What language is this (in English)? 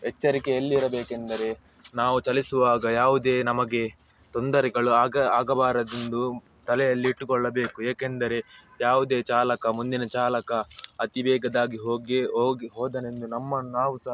Kannada